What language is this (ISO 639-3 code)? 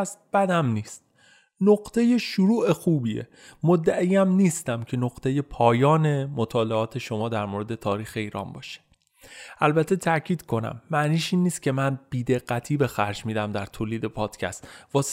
fas